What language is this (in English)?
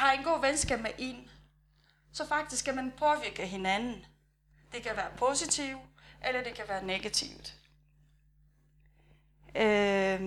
Danish